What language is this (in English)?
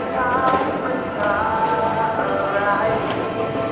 Thai